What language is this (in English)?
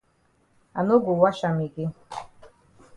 Cameroon Pidgin